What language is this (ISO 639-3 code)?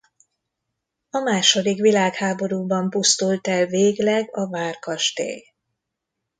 hun